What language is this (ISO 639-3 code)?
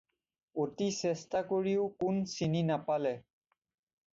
asm